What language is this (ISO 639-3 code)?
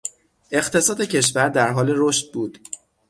fas